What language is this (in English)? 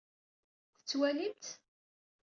Kabyle